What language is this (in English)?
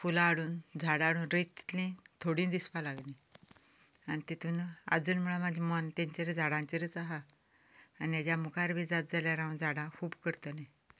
Konkani